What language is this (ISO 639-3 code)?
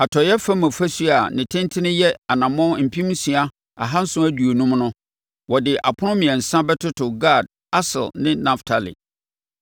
aka